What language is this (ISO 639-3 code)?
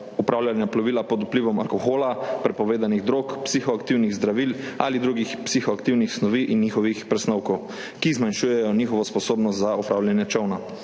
slv